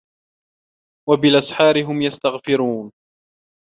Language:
Arabic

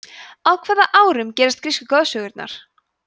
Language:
Icelandic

